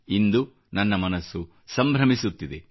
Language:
Kannada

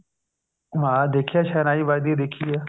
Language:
Punjabi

